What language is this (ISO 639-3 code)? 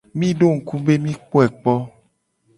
gej